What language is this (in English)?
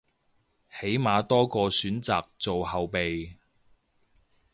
Cantonese